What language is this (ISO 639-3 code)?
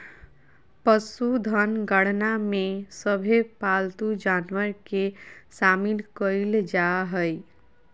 mag